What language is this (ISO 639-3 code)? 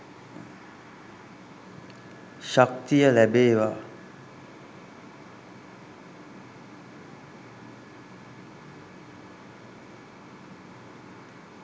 sin